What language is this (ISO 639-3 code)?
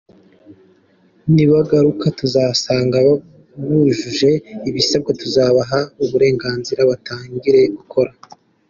kin